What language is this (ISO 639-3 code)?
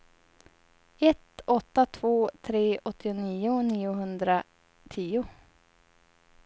swe